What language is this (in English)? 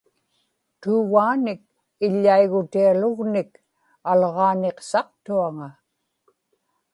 Inupiaq